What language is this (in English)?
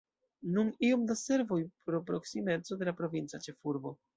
Esperanto